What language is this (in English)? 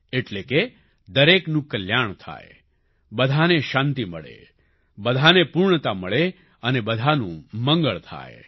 Gujarati